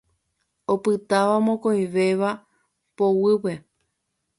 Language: Guarani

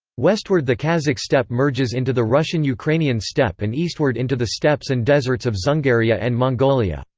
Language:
English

